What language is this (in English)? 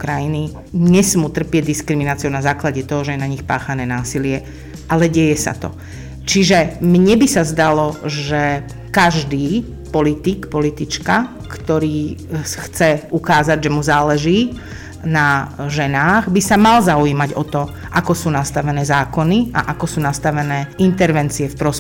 Slovak